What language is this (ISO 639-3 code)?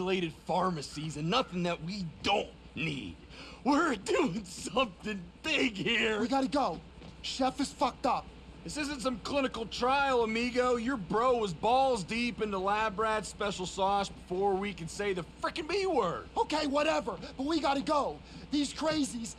eng